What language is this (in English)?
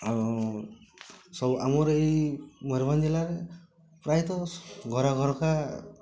Odia